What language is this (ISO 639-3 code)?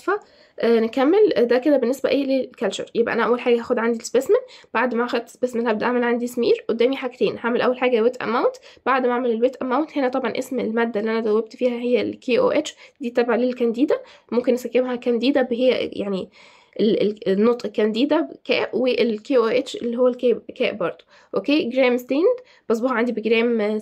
ara